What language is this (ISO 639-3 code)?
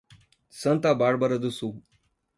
por